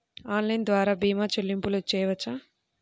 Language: Telugu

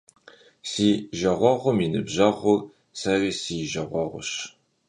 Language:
Kabardian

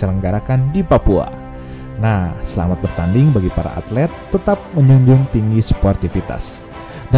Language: Indonesian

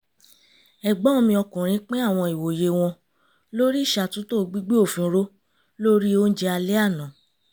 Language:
Yoruba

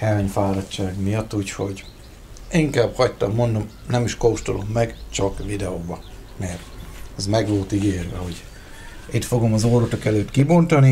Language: Hungarian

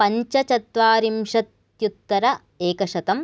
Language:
Sanskrit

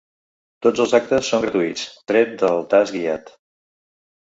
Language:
Catalan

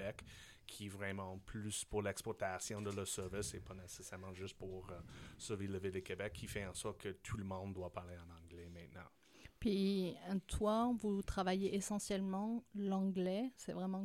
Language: French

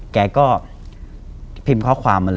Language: Thai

